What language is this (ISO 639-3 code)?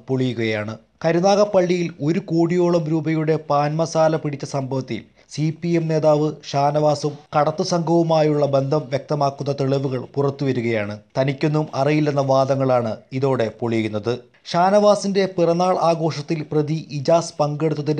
rus